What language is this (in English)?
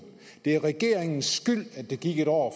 Danish